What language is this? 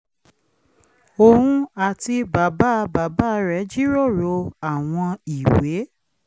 Yoruba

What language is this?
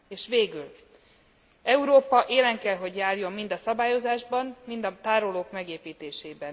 Hungarian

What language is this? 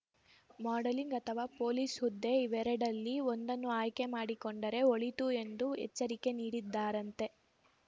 Kannada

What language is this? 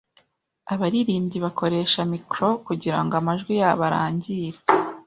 Kinyarwanda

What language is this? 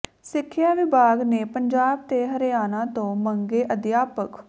Punjabi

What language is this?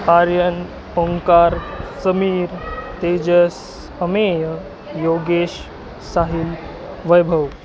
Marathi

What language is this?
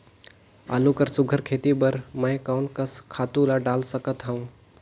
Chhattisgarhi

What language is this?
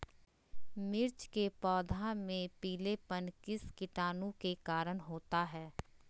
Magahi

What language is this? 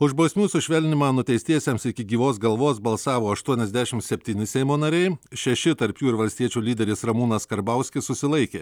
Lithuanian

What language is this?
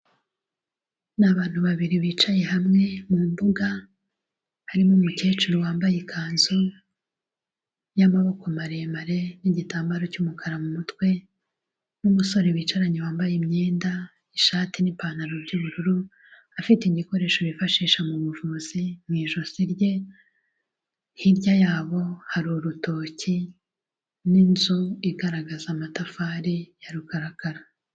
Kinyarwanda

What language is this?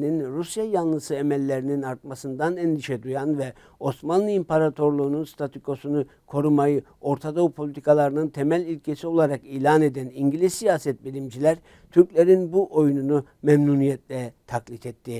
Turkish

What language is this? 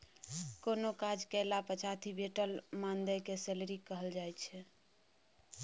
Maithili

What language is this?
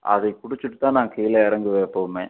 Tamil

